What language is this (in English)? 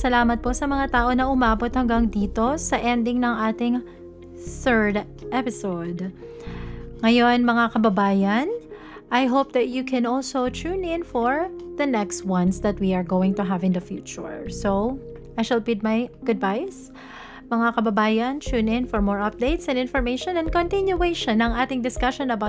Filipino